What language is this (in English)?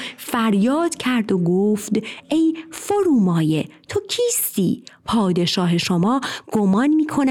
Persian